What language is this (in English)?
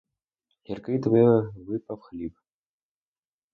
Ukrainian